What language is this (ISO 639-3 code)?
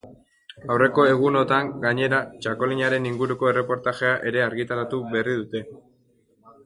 eus